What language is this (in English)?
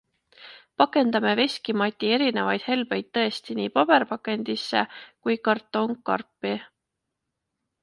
Estonian